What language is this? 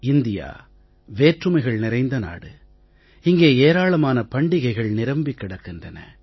Tamil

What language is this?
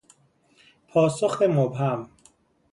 Persian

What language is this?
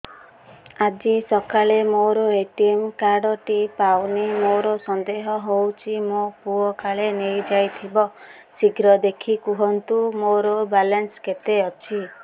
Odia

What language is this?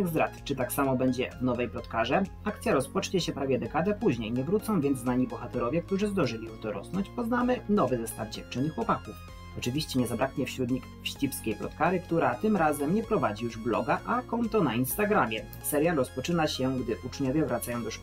Polish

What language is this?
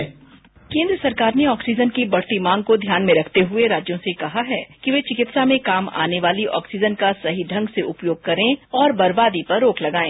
Hindi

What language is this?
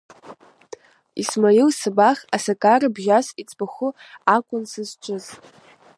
Abkhazian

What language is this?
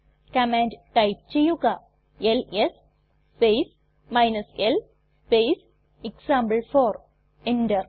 Malayalam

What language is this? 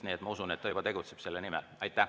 Estonian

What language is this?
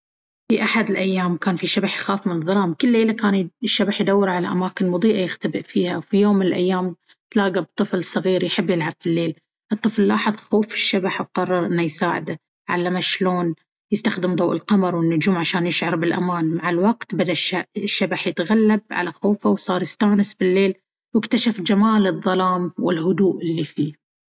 Baharna Arabic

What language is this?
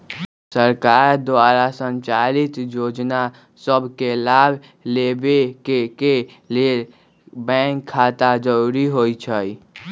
Magahi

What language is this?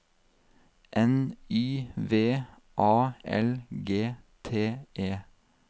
Norwegian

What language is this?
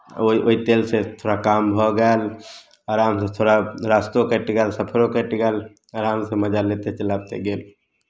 Maithili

